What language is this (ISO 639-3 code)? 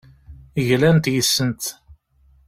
kab